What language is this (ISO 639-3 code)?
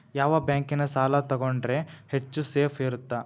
kan